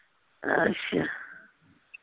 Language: Punjabi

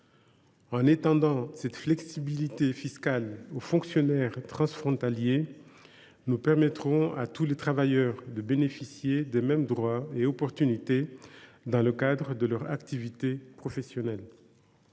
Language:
French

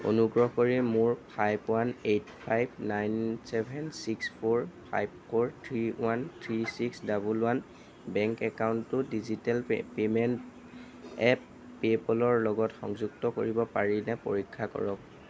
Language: Assamese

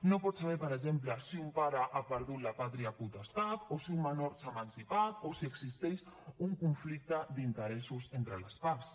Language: Catalan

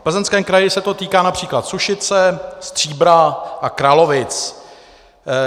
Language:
Czech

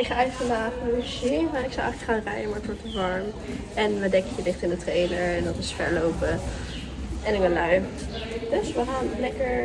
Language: Dutch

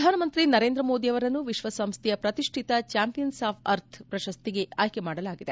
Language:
Kannada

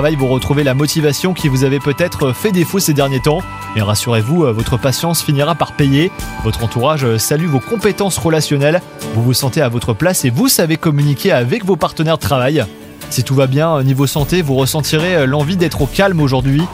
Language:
French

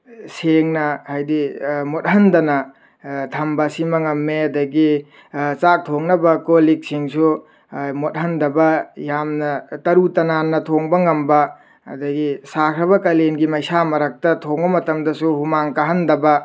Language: Manipuri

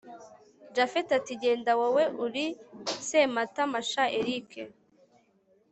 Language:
Kinyarwanda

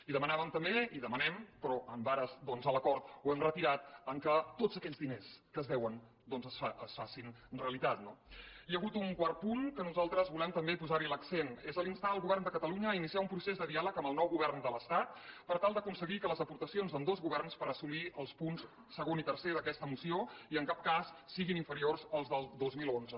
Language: Catalan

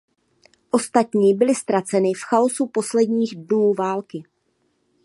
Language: Czech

